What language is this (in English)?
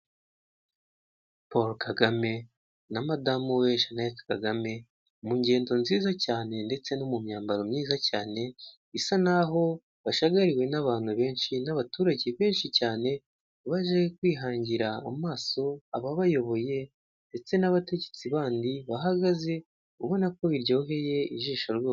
Kinyarwanda